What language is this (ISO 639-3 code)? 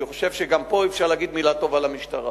heb